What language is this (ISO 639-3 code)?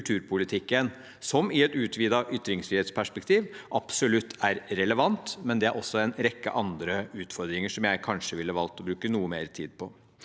nor